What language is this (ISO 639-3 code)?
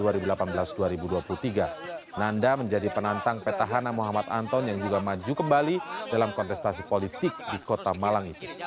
ind